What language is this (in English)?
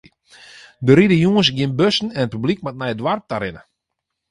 Western Frisian